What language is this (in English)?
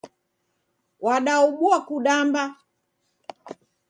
Taita